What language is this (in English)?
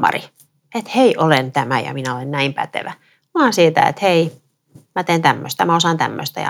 Finnish